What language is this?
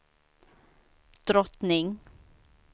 Swedish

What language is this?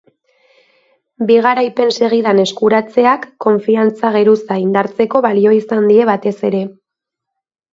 Basque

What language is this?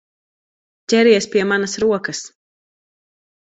Latvian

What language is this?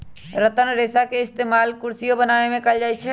Magahi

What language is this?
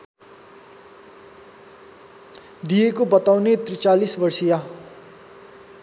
Nepali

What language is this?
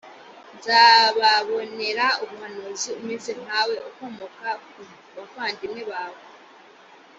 Kinyarwanda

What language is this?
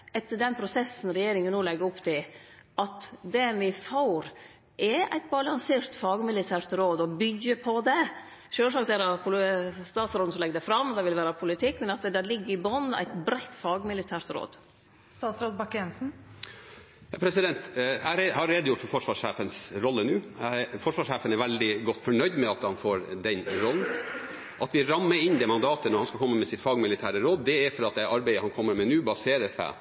Norwegian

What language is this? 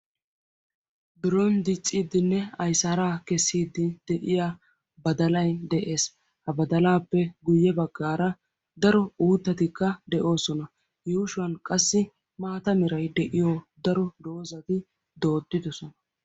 Wolaytta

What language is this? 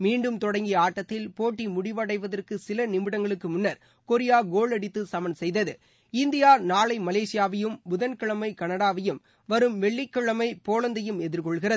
Tamil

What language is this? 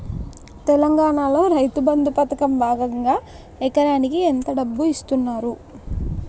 Telugu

